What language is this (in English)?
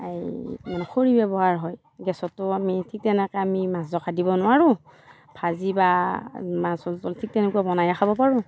Assamese